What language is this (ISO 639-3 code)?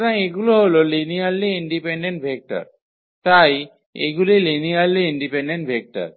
ben